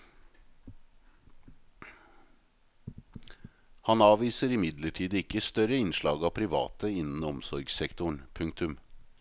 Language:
Norwegian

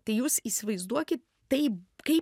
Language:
Lithuanian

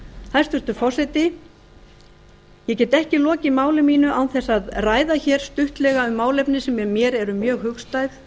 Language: Icelandic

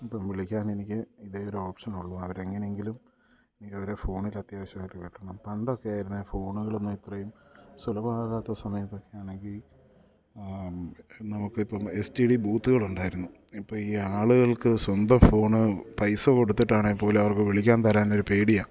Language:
Malayalam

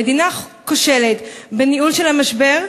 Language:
Hebrew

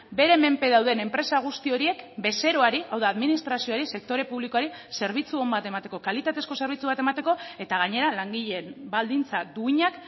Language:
Basque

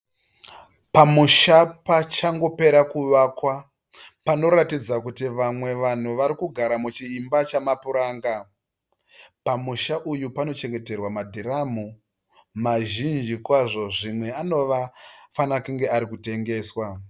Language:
Shona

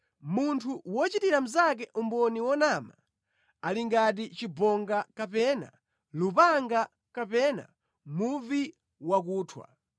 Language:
Nyanja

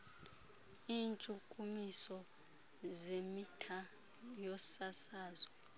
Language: Xhosa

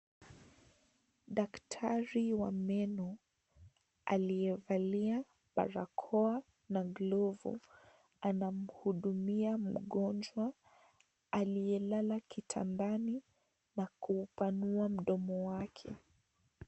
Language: Swahili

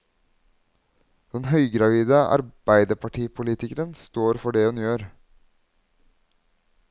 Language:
Norwegian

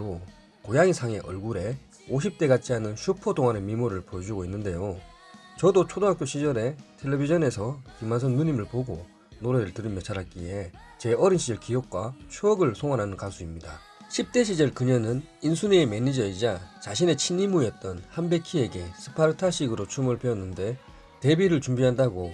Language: Korean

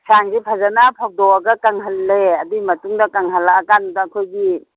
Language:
Manipuri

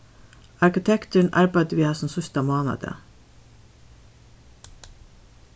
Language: Faroese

